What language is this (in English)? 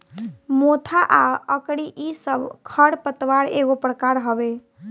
Bhojpuri